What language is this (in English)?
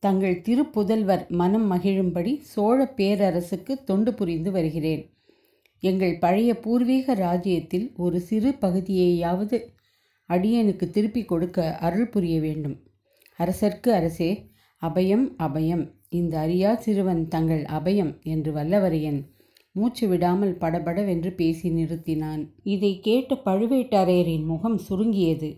Tamil